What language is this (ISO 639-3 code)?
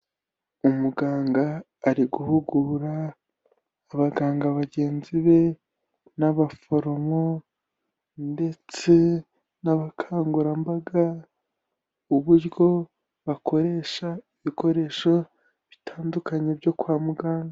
kin